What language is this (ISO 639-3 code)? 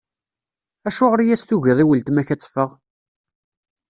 kab